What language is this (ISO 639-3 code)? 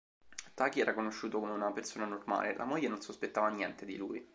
ita